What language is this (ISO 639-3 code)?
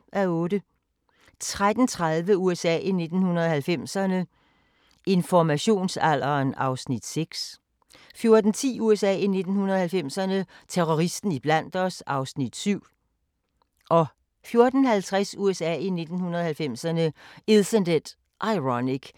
dan